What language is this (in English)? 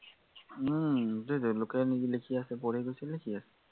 Assamese